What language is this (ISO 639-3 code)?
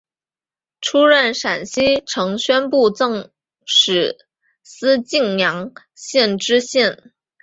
zho